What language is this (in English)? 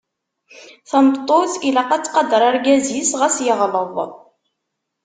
Kabyle